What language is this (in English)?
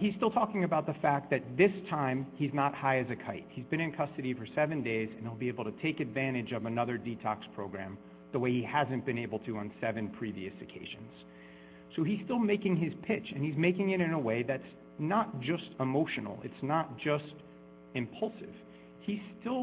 English